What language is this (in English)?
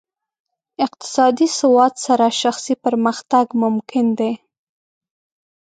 Pashto